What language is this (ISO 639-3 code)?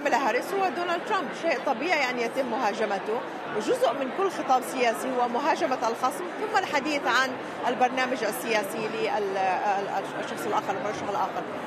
ara